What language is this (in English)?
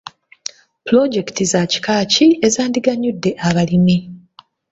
Ganda